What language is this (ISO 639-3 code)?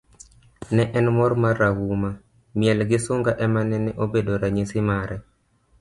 luo